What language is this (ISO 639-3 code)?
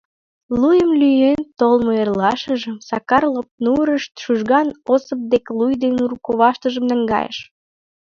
chm